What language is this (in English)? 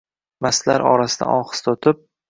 Uzbek